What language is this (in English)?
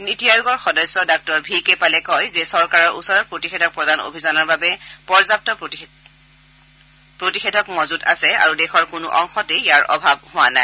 Assamese